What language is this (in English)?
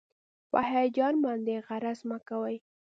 Pashto